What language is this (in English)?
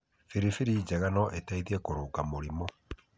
Kikuyu